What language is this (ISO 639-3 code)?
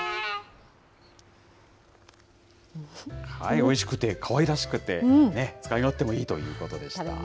jpn